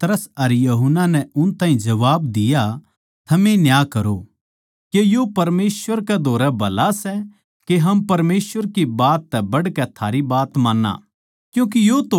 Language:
Haryanvi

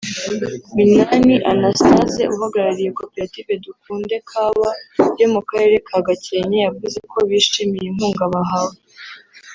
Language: Kinyarwanda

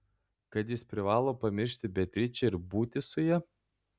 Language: Lithuanian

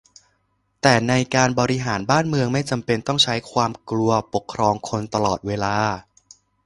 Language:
Thai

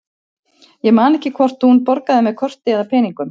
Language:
Icelandic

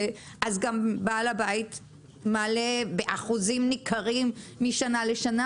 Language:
Hebrew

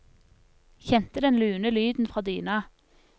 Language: Norwegian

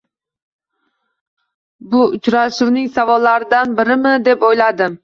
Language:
Uzbek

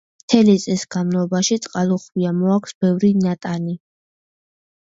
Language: Georgian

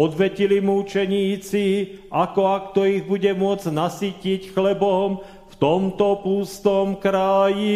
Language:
Slovak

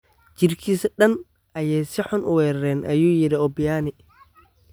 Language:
Somali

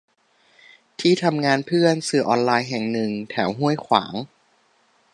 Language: Thai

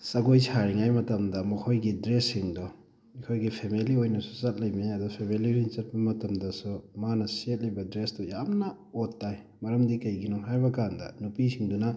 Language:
Manipuri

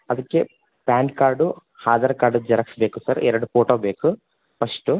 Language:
Kannada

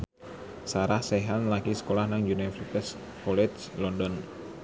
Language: Javanese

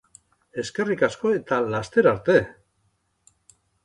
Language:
Basque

